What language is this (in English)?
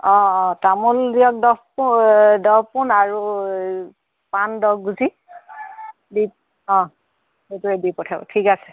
Assamese